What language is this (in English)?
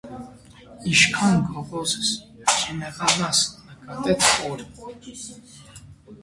Armenian